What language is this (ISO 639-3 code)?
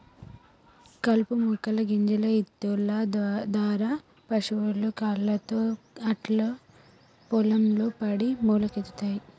tel